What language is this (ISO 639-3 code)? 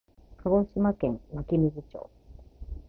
jpn